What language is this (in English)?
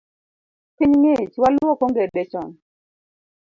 Luo (Kenya and Tanzania)